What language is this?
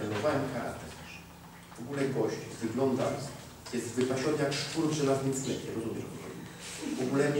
Polish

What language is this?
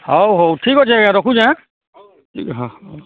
Odia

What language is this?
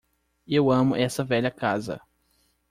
Portuguese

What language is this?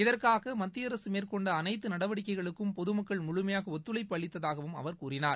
Tamil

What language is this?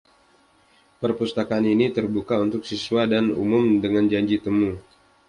Indonesian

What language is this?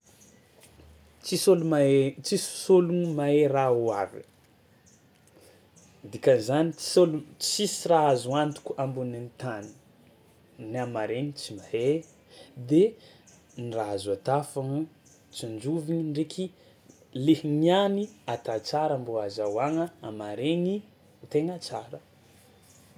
Tsimihety Malagasy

